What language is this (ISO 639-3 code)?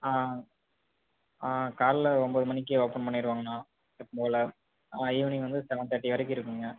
tam